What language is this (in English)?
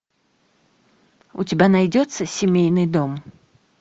Russian